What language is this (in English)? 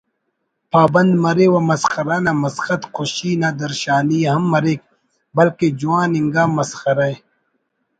Brahui